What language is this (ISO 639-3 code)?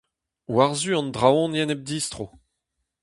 bre